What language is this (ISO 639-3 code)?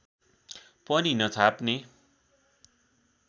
nep